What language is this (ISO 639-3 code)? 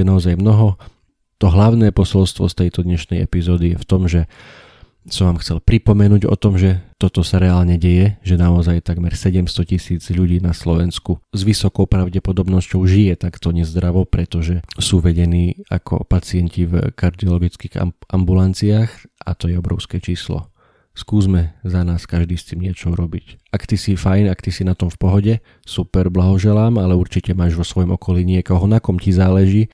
slk